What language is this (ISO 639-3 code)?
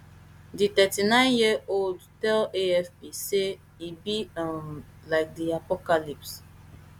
pcm